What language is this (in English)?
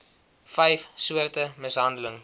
Afrikaans